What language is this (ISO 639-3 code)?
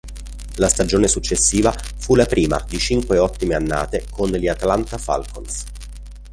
ita